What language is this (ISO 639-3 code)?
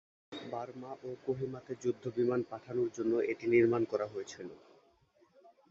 ben